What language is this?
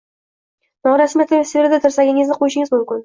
Uzbek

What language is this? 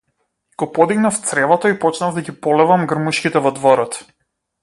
Macedonian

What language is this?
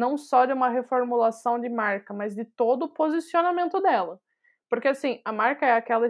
Portuguese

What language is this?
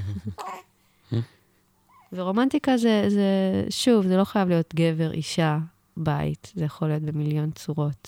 Hebrew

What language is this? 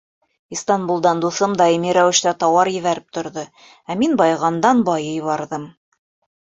Bashkir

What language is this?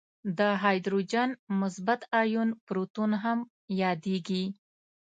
Pashto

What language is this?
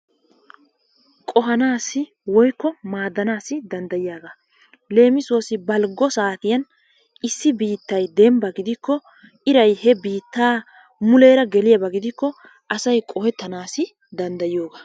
Wolaytta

